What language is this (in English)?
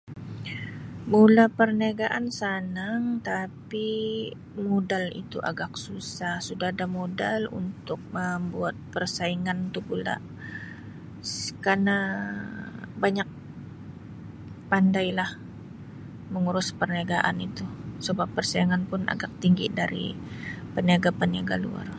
Sabah Malay